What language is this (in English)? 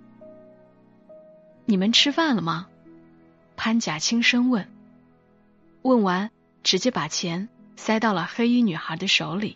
Chinese